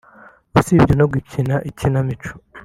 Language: Kinyarwanda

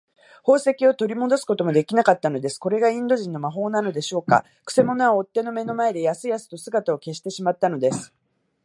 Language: Japanese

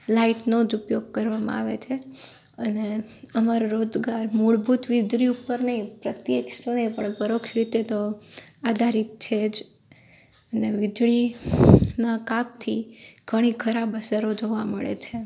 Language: Gujarati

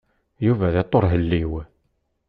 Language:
Kabyle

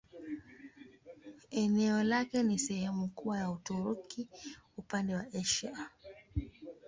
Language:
Swahili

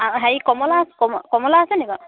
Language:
Assamese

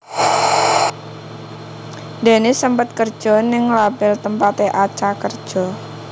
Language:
Javanese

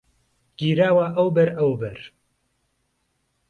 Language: Central Kurdish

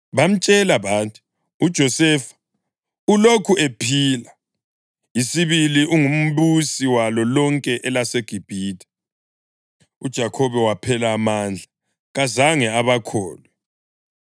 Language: North Ndebele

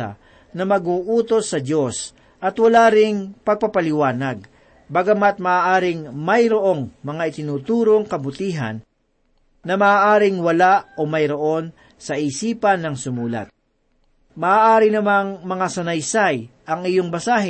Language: Filipino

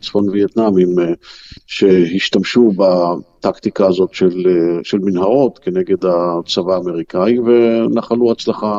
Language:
Hebrew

